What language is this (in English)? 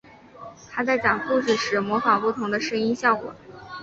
Chinese